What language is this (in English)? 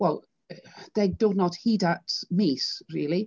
Welsh